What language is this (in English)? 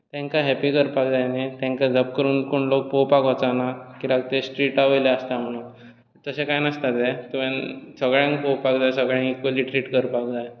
Konkani